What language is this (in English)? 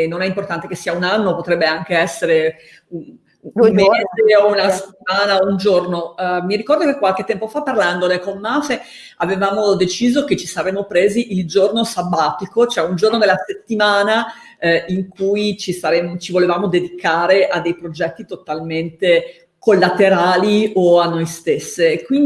Italian